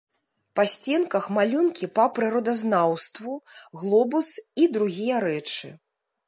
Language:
Belarusian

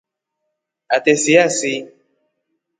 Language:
Rombo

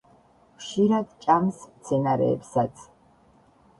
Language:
Georgian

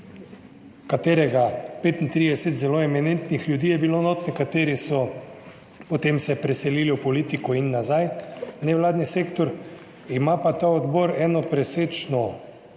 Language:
Slovenian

